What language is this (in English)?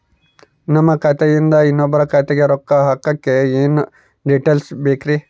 Kannada